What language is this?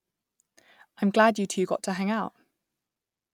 English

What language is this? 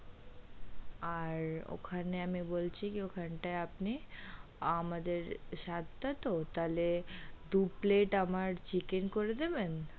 Bangla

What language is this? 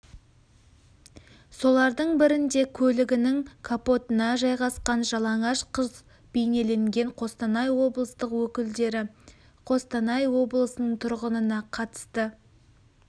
Kazakh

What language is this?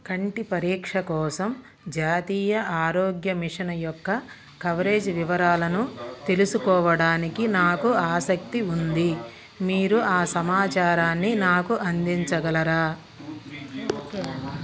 Telugu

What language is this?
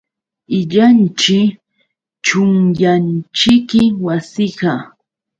Yauyos Quechua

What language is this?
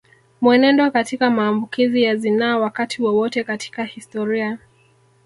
Swahili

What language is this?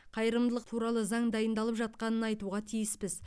Kazakh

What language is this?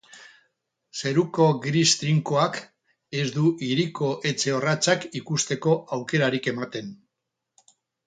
Basque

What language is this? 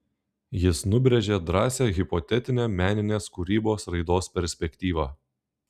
Lithuanian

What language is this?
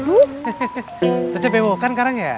Indonesian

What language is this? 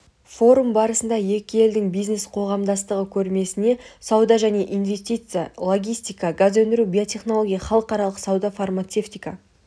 Kazakh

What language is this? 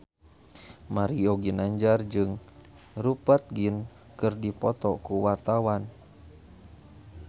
Sundanese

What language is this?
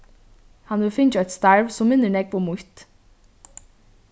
Faroese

